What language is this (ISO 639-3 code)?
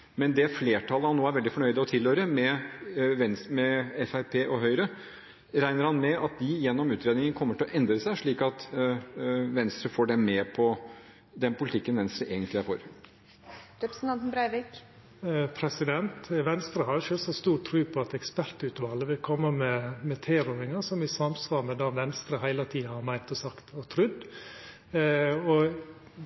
nor